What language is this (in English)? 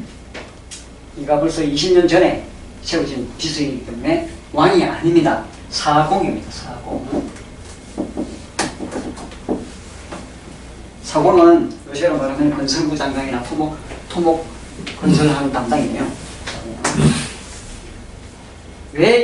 Korean